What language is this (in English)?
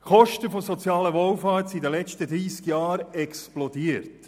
Swiss German